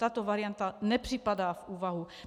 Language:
Czech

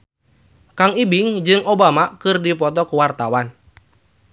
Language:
Sundanese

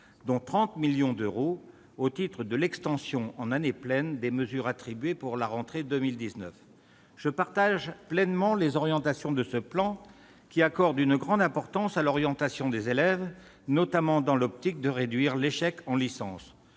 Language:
French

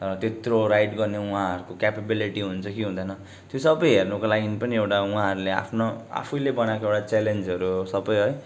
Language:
Nepali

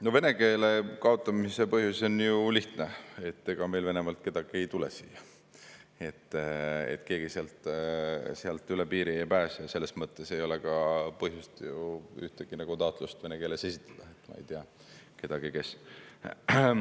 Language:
Estonian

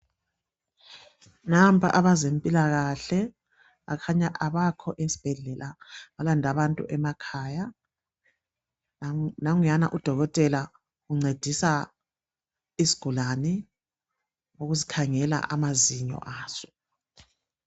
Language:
North Ndebele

